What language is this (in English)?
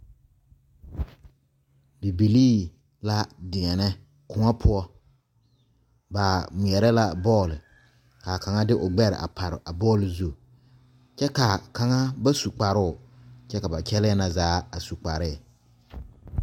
Southern Dagaare